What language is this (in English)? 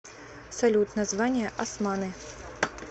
Russian